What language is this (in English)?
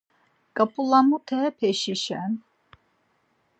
Laz